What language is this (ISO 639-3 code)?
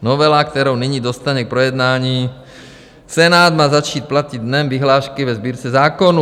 ces